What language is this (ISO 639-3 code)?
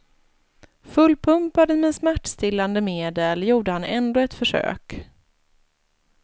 swe